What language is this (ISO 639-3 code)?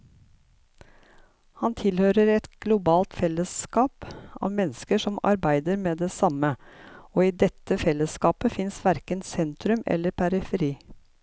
nor